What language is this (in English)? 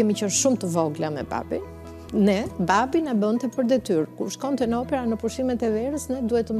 Romanian